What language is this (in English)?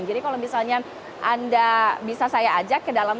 Indonesian